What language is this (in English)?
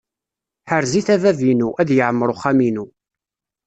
Kabyle